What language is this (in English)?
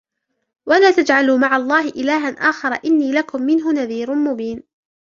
Arabic